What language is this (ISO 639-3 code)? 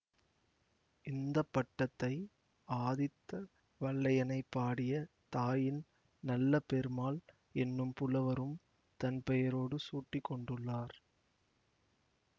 tam